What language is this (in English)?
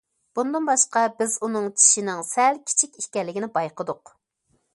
Uyghur